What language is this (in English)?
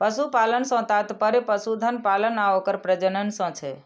Maithili